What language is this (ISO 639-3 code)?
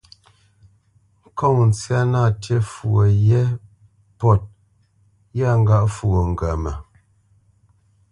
bce